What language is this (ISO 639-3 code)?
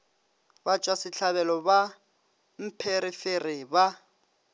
nso